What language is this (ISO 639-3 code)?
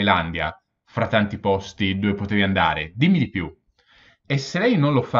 ita